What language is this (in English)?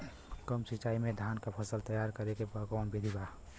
Bhojpuri